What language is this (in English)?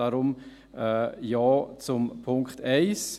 Swiss German